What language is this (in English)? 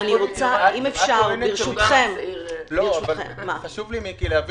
Hebrew